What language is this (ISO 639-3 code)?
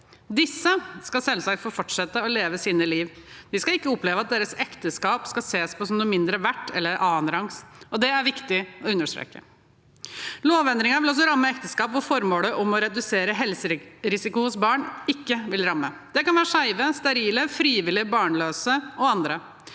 nor